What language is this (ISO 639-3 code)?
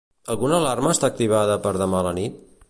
cat